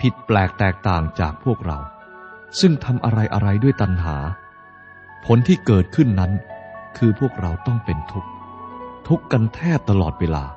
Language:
Thai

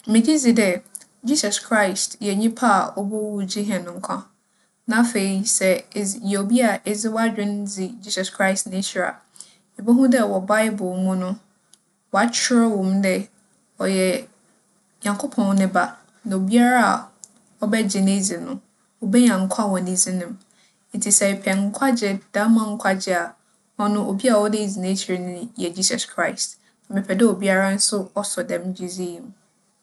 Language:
Akan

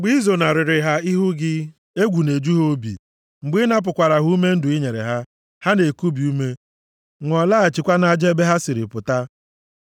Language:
Igbo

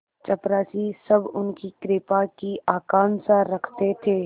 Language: Hindi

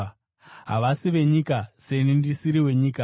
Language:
Shona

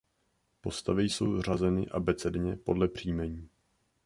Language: Czech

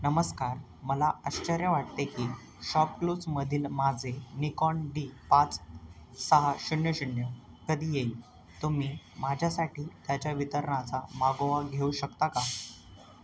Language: Marathi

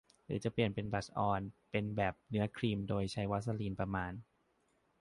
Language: Thai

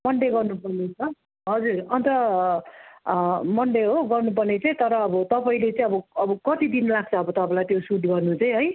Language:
Nepali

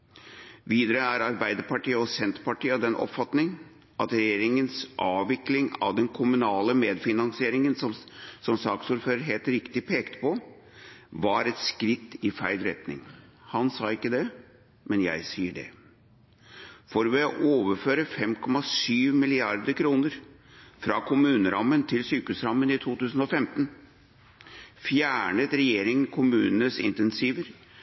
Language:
Norwegian Bokmål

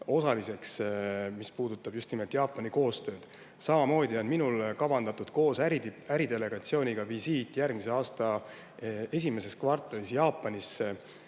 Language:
Estonian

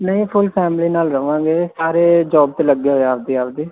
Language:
Punjabi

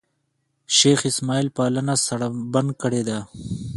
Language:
Pashto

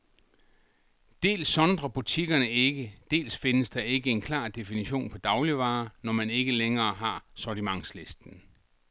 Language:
Danish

